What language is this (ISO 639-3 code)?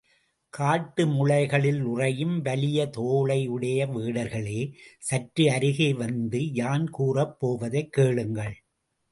tam